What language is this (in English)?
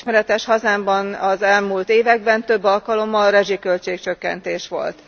Hungarian